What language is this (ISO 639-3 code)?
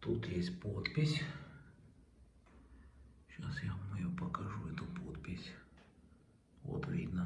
rus